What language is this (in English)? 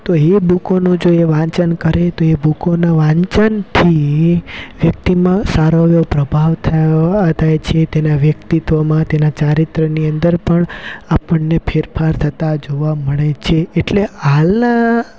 Gujarati